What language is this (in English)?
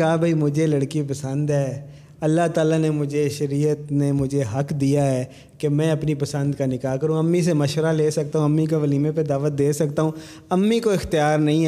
Urdu